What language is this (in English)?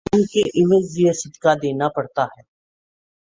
Urdu